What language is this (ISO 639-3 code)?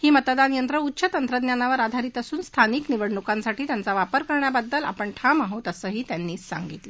mar